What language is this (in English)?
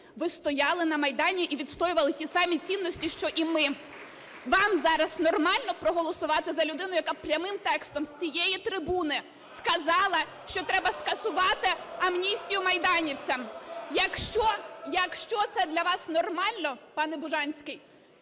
Ukrainian